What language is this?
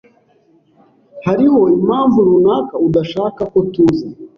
Kinyarwanda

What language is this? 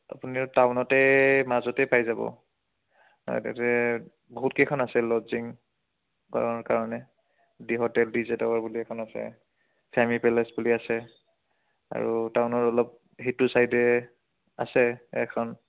Assamese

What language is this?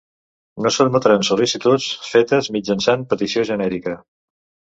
Catalan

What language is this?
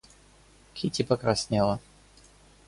Russian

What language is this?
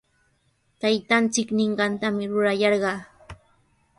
Sihuas Ancash Quechua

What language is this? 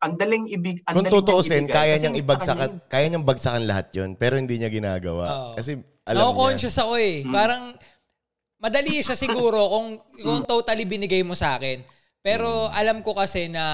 Filipino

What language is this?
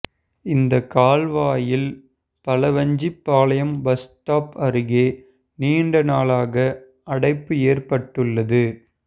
Tamil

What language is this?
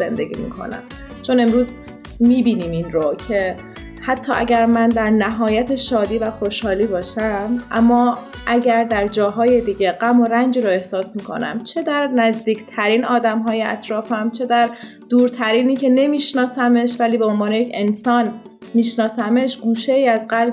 Persian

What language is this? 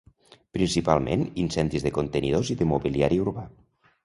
Catalan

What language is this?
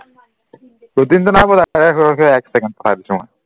Assamese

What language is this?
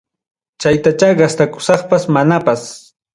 Ayacucho Quechua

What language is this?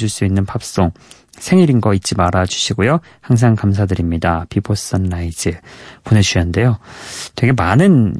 Korean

